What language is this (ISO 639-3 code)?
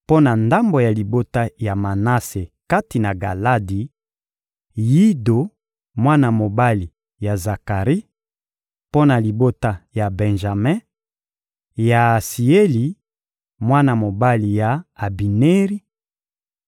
lin